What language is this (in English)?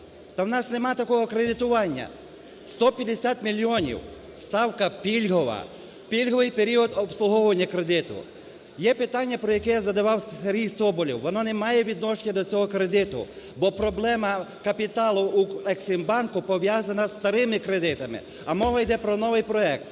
Ukrainian